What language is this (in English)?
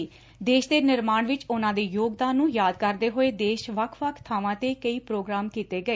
Punjabi